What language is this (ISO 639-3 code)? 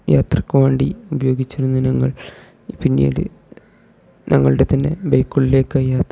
mal